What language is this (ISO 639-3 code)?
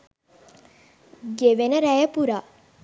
sin